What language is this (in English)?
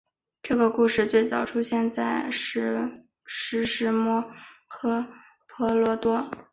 Chinese